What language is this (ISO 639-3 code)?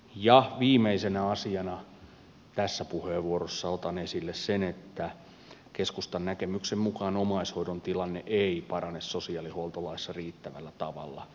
fin